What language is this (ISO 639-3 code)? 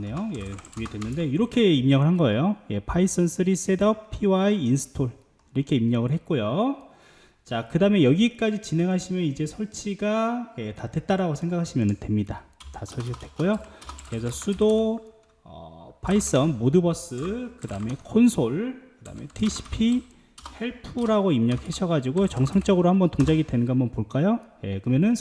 kor